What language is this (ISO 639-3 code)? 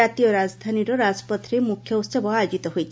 ori